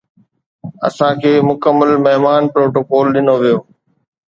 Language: Sindhi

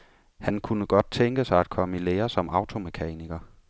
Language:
Danish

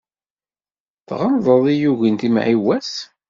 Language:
Kabyle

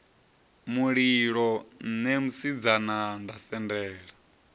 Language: Venda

